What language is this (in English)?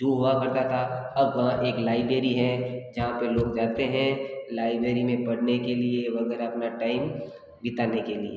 Hindi